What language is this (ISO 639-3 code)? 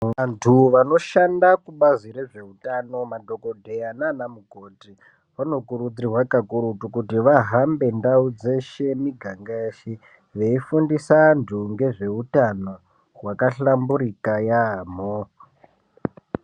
ndc